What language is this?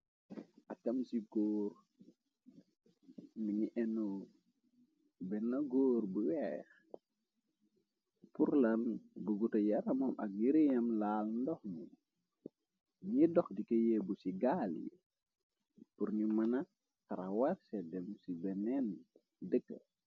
Wolof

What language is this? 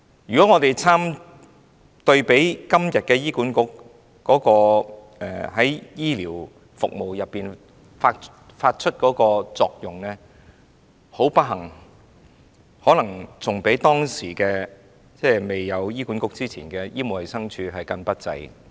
Cantonese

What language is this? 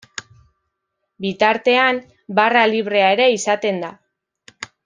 Basque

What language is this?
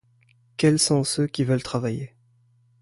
French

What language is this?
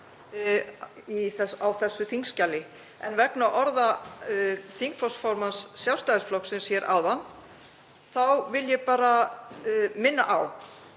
Icelandic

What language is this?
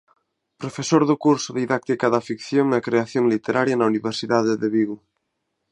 Galician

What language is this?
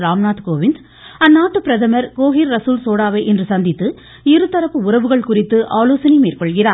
Tamil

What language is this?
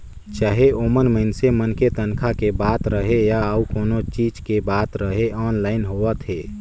Chhattisgarhi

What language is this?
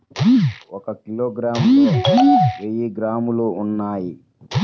Telugu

